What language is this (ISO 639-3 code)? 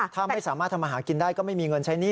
tha